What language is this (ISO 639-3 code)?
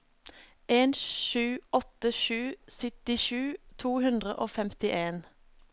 nor